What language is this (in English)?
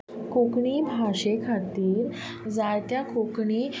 Konkani